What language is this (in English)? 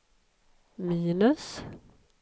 Swedish